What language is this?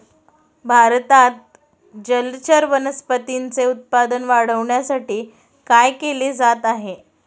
Marathi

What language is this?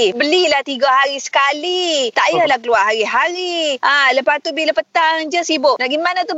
Malay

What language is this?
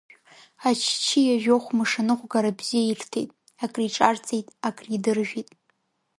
Abkhazian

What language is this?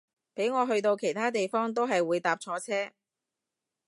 Cantonese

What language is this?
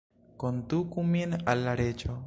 Esperanto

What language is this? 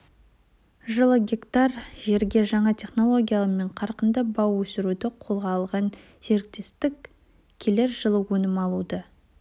Kazakh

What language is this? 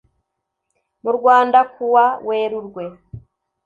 Kinyarwanda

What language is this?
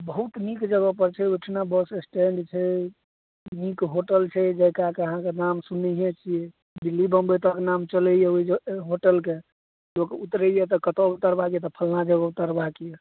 Maithili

